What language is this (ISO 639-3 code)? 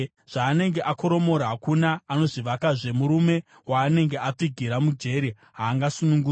sna